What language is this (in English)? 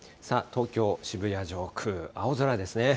Japanese